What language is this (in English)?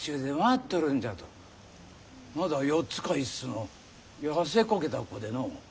Japanese